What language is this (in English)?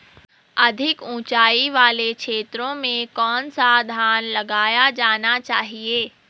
Hindi